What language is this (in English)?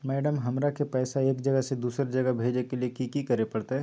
Magahi